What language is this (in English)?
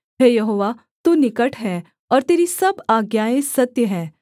Hindi